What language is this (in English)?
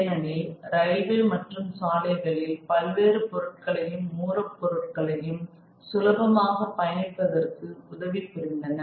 Tamil